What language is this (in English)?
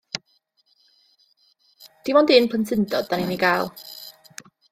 Welsh